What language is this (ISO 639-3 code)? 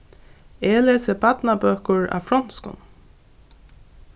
fao